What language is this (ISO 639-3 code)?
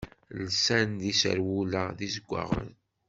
kab